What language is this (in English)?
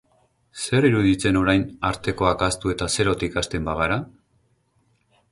Basque